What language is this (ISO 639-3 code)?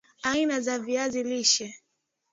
swa